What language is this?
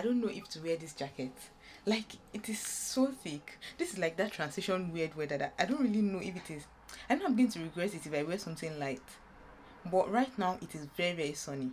English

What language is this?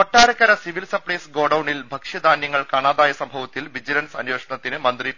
Malayalam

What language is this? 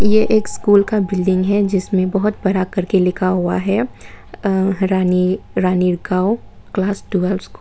Hindi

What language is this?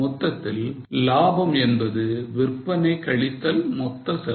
Tamil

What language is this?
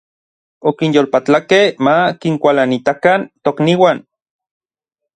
Orizaba Nahuatl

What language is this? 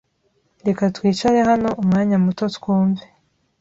Kinyarwanda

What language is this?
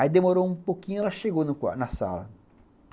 Portuguese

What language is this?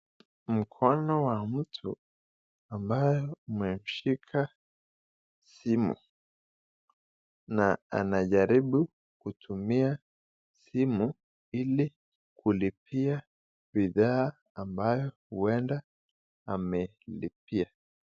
Swahili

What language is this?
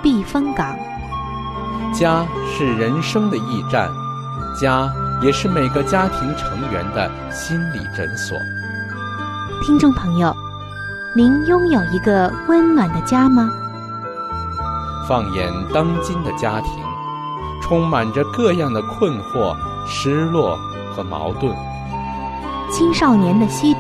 Chinese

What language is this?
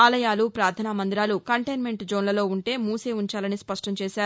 Telugu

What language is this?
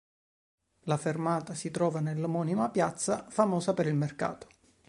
Italian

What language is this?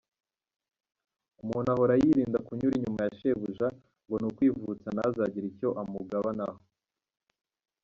Kinyarwanda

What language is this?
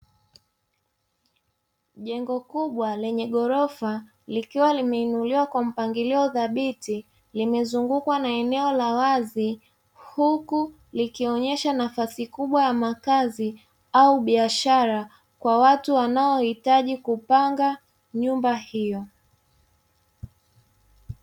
Swahili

